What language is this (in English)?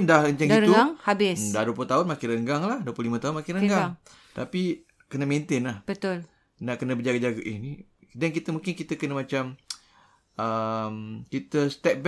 Malay